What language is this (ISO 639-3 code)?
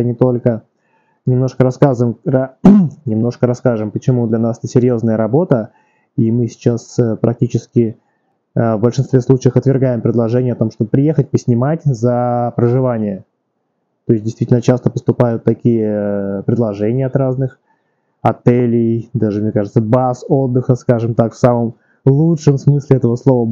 rus